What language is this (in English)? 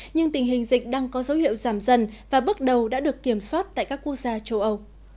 Vietnamese